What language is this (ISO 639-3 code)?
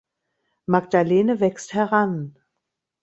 deu